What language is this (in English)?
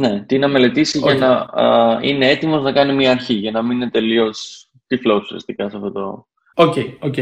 Greek